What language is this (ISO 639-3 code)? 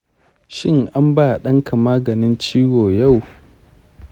hau